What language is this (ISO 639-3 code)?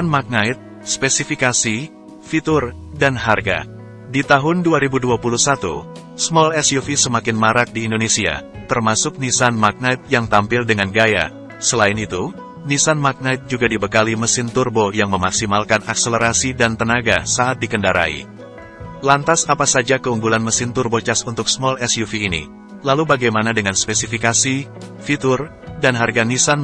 ind